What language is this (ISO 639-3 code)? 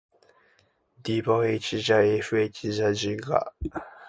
jpn